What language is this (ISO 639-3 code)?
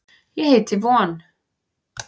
isl